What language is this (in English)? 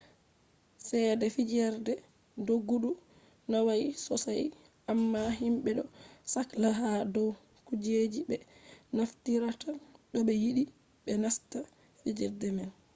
Fula